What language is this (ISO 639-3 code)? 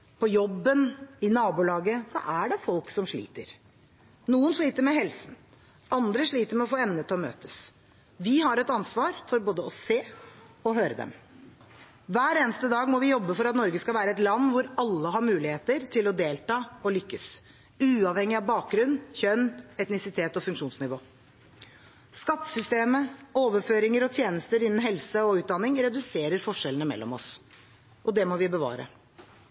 nob